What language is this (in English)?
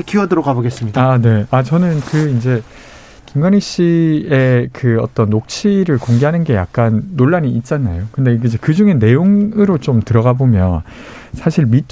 Korean